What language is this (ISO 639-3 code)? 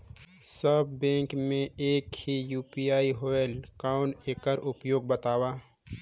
hne